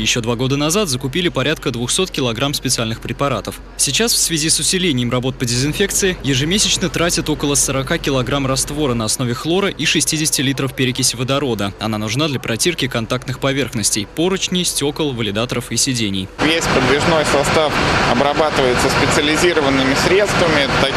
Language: Russian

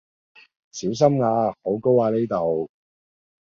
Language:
Cantonese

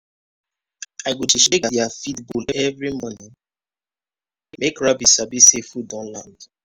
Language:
Nigerian Pidgin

